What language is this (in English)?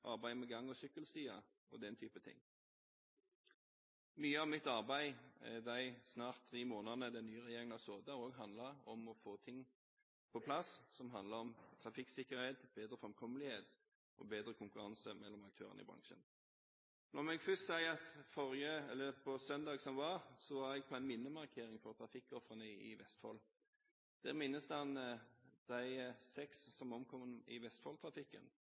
Norwegian Bokmål